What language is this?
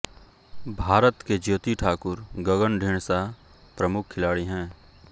Hindi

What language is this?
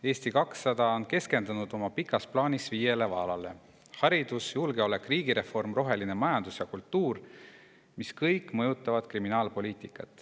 Estonian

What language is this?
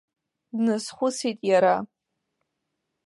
Abkhazian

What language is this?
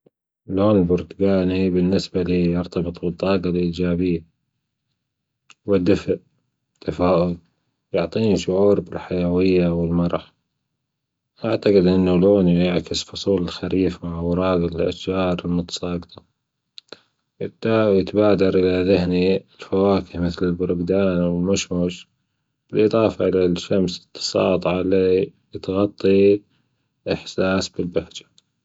Gulf Arabic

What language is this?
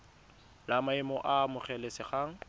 Tswana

